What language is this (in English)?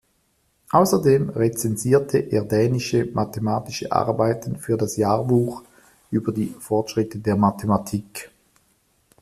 German